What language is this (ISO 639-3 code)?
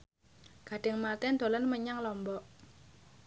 jav